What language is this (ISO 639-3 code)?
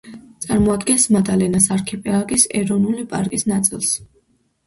kat